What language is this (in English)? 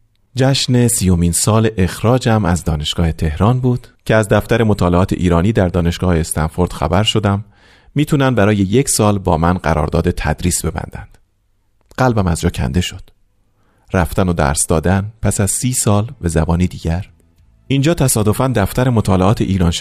Persian